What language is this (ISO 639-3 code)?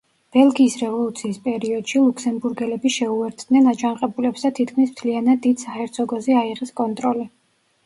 kat